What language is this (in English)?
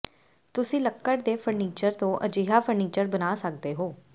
Punjabi